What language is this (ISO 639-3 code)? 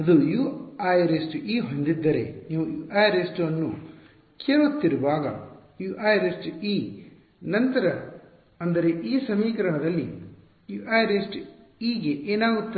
kan